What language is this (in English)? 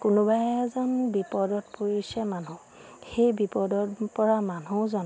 Assamese